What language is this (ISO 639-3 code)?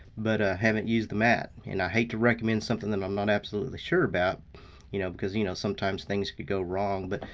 eng